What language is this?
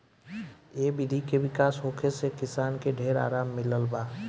Bhojpuri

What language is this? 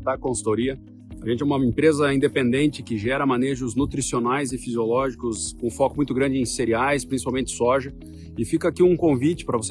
Portuguese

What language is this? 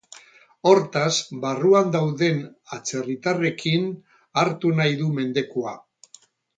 Basque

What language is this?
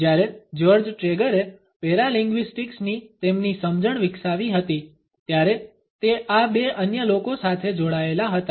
Gujarati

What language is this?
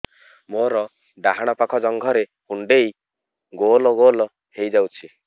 Odia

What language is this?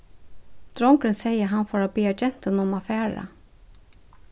Faroese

